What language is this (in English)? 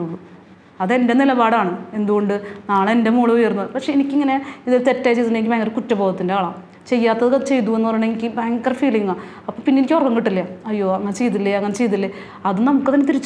Malayalam